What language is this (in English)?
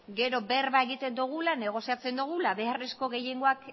Basque